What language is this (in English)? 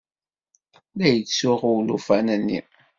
Kabyle